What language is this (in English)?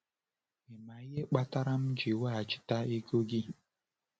Igbo